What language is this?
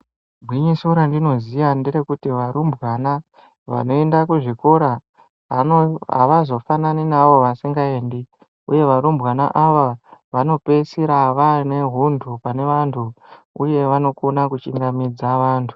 Ndau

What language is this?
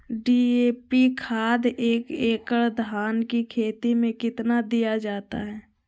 Magahi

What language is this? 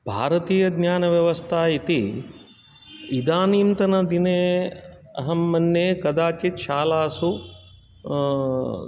Sanskrit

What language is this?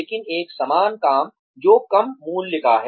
Hindi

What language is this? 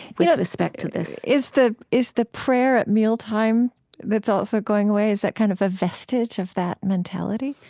English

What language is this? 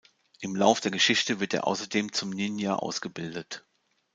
German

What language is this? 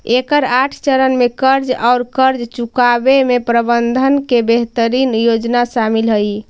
Magahi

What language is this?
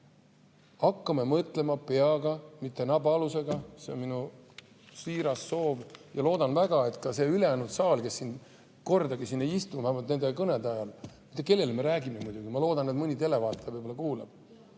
Estonian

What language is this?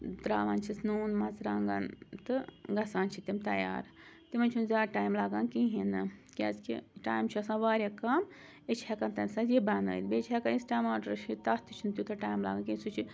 Kashmiri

